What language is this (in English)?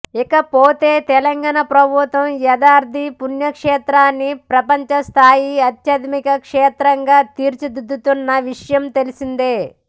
Telugu